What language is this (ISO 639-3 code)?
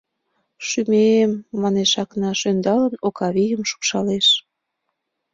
chm